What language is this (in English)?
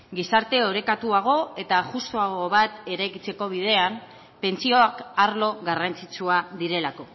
Basque